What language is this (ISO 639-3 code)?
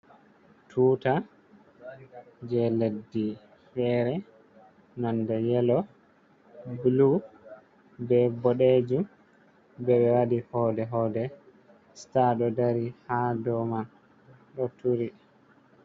ful